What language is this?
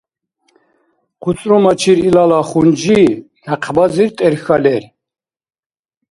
Dargwa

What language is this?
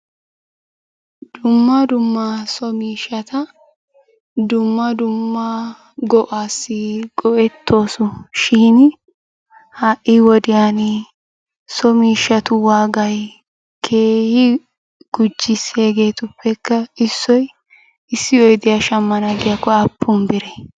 Wolaytta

